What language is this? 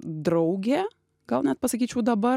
Lithuanian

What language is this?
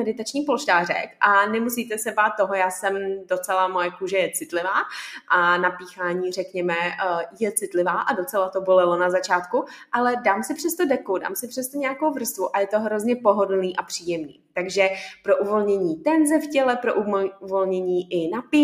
Czech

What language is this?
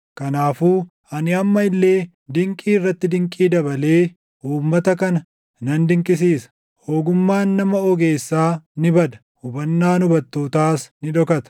Oromo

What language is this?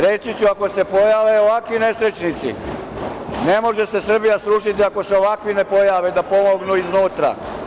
Serbian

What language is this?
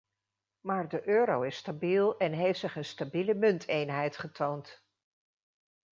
Dutch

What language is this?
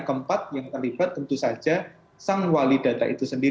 Indonesian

